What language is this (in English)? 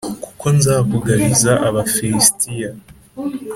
Kinyarwanda